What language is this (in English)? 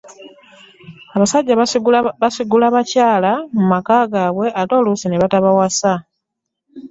Ganda